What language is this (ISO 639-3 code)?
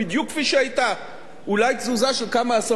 heb